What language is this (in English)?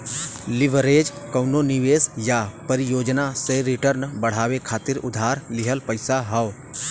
Bhojpuri